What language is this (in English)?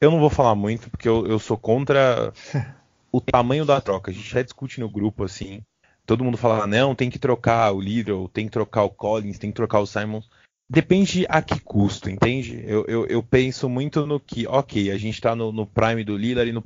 Portuguese